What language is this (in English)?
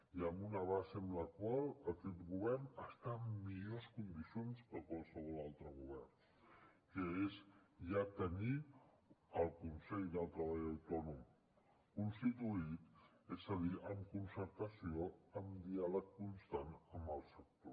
Catalan